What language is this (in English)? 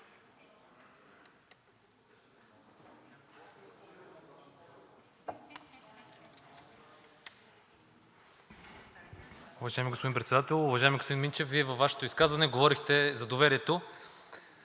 Bulgarian